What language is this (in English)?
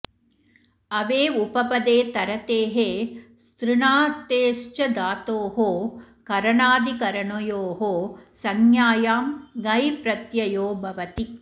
Sanskrit